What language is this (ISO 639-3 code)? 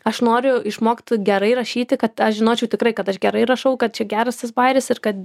lit